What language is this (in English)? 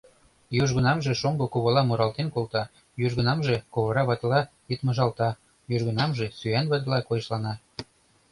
Mari